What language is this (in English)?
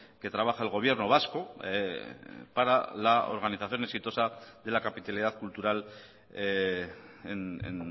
Spanish